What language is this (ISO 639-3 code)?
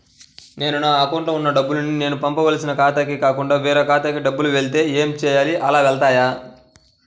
tel